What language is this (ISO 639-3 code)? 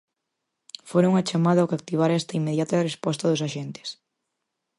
glg